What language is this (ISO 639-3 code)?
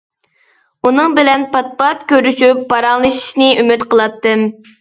uig